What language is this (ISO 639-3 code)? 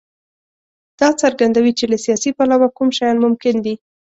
pus